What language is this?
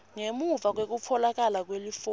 Swati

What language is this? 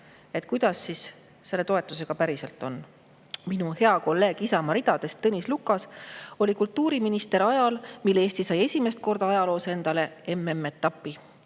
Estonian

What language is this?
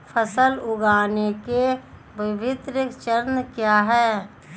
Hindi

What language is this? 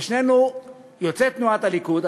Hebrew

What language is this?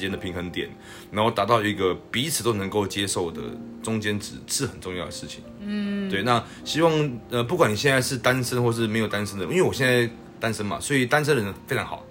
Chinese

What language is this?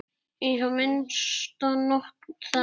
Icelandic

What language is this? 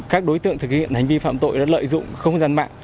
Vietnamese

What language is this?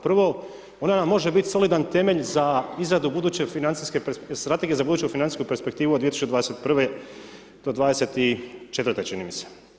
Croatian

